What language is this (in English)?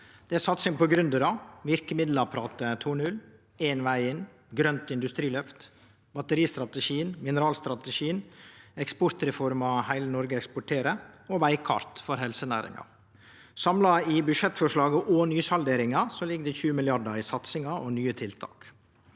Norwegian